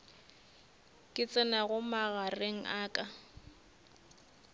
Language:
Northern Sotho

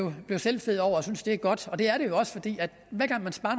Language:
Danish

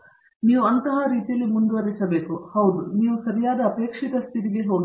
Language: Kannada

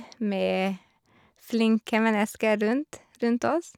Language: Norwegian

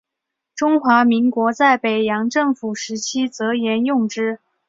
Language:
Chinese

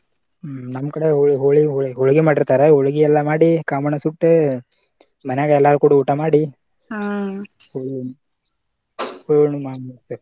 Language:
Kannada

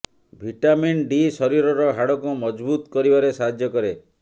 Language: Odia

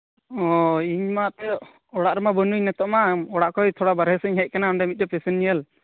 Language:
Santali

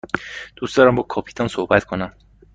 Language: Persian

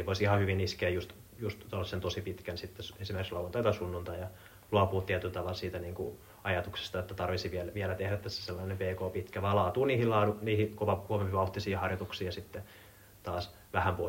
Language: Finnish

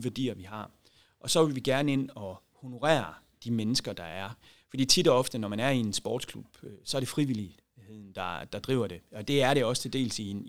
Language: Danish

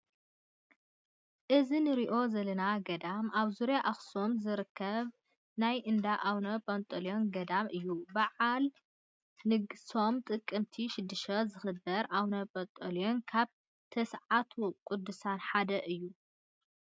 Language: Tigrinya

